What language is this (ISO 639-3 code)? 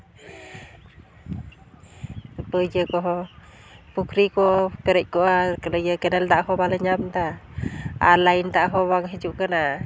sat